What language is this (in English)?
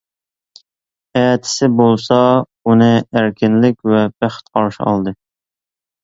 Uyghur